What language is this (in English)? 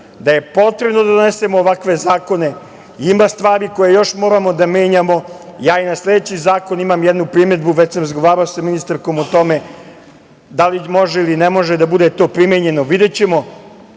Serbian